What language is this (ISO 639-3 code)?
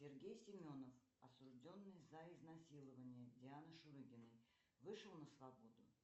rus